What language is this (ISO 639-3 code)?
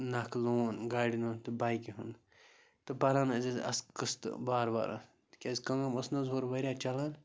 kas